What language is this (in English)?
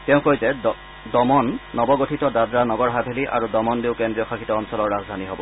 Assamese